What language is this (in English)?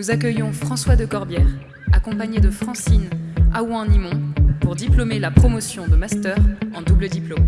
French